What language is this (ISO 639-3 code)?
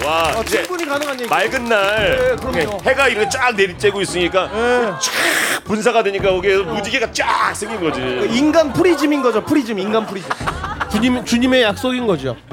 kor